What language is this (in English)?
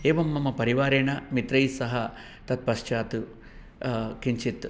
Sanskrit